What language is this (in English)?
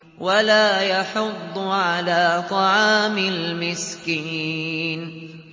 Arabic